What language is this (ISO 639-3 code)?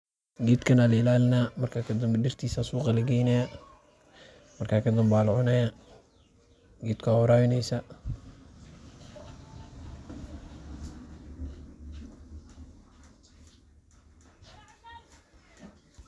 som